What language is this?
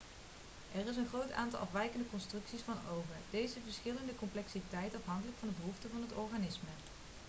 Dutch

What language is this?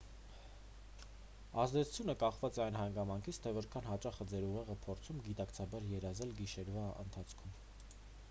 Armenian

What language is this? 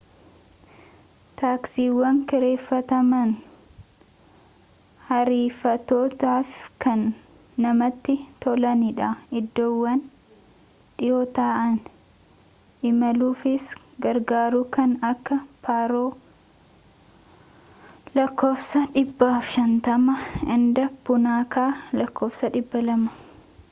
Oromo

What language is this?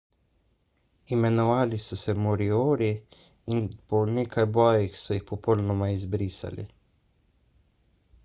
Slovenian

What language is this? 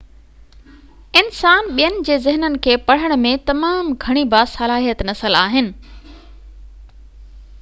Sindhi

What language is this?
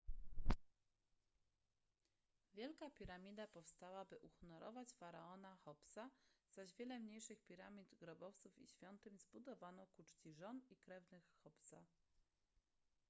Polish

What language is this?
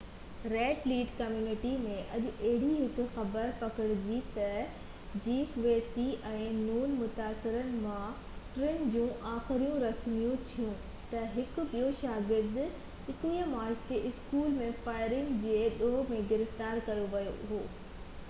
Sindhi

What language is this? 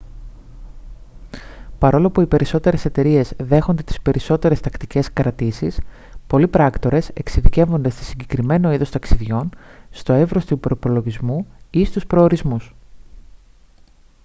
Greek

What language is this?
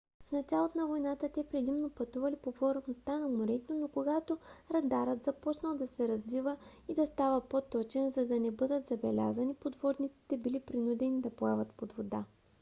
Bulgarian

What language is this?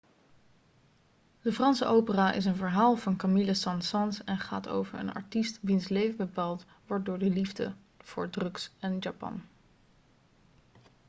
Dutch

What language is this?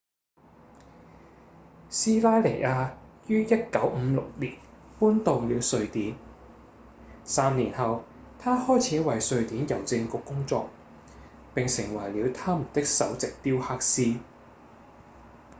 Cantonese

